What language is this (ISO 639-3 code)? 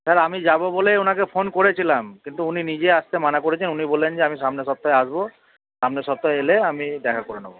ben